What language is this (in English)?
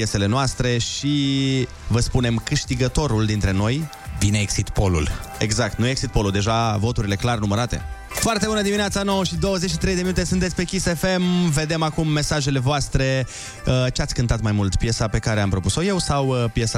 Romanian